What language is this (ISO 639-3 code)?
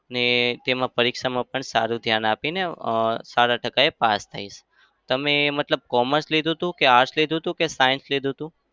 guj